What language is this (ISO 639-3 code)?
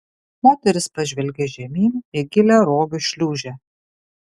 lit